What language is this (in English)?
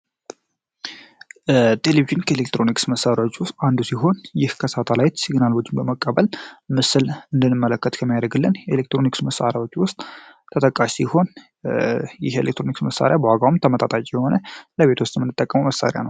Amharic